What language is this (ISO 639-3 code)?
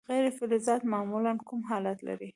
pus